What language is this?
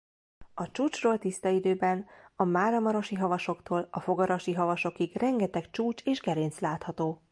Hungarian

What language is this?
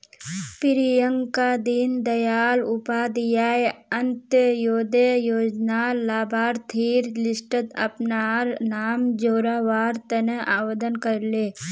Magahi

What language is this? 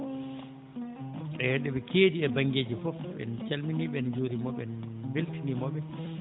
Fula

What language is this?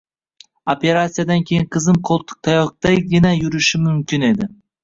Uzbek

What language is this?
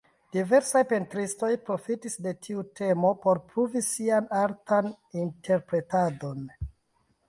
Esperanto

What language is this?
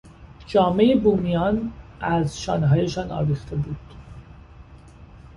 Persian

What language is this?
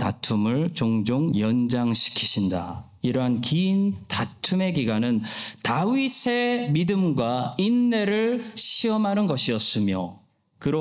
Korean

